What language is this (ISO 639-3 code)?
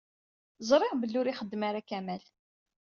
kab